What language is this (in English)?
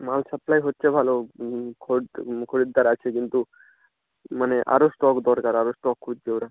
Bangla